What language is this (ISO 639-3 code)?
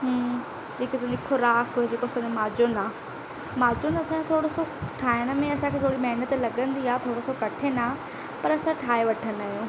snd